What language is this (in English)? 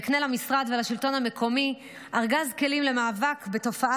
Hebrew